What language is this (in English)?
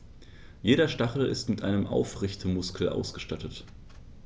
German